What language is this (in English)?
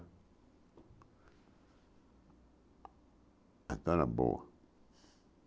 Portuguese